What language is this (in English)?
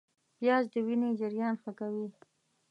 Pashto